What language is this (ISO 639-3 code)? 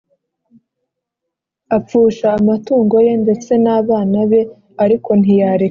kin